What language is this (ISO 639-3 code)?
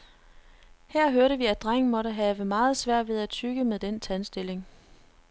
dan